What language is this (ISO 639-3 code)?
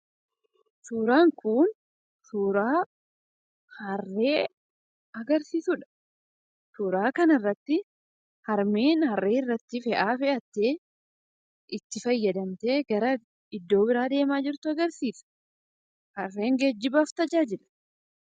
orm